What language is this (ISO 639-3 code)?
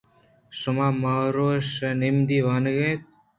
bgp